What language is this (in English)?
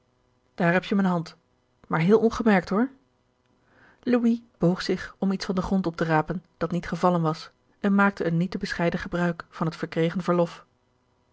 Dutch